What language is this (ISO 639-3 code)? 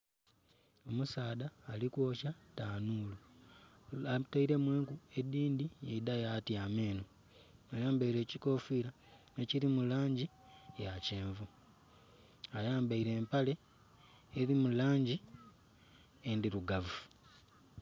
xog